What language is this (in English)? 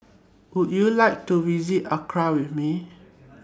English